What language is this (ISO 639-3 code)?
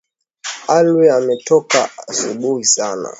swa